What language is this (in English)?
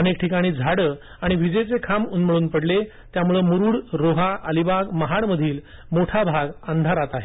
Marathi